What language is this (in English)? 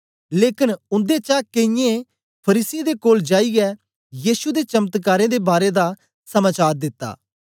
Dogri